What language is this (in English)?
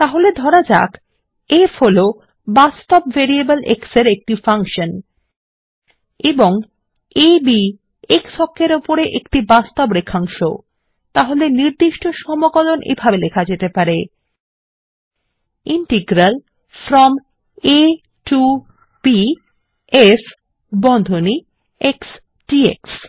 Bangla